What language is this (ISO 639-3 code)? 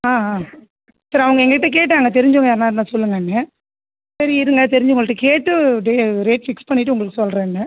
tam